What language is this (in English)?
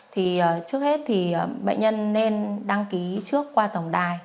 Vietnamese